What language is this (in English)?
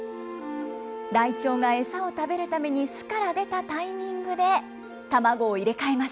Japanese